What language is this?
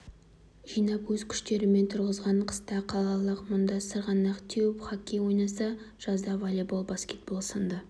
Kazakh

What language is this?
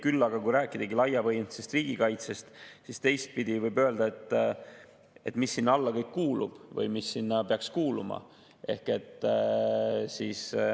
Estonian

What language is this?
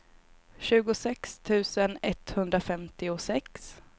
Swedish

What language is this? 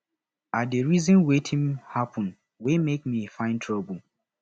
Nigerian Pidgin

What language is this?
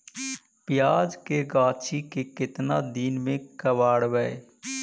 Magahi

